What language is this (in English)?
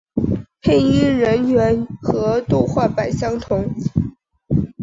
Chinese